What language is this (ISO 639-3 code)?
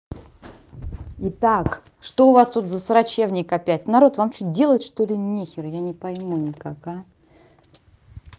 rus